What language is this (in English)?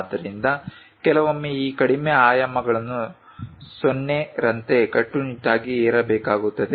Kannada